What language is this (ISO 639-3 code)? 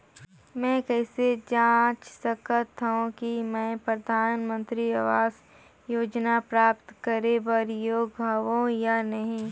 hne